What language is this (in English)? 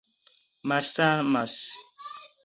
Esperanto